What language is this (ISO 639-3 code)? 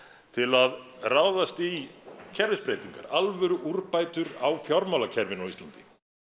isl